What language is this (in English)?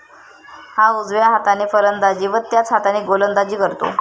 Marathi